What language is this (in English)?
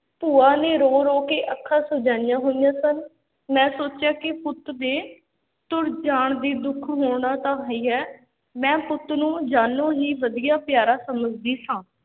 Punjabi